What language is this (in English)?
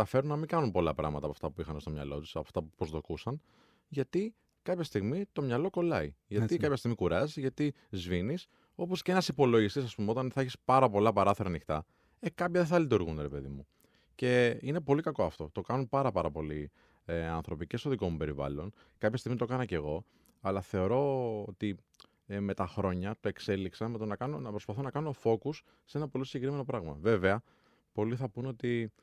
Greek